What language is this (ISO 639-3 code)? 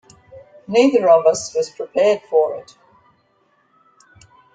eng